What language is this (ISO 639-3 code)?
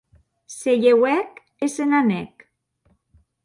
oci